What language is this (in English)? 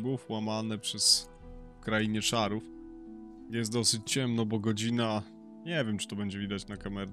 Polish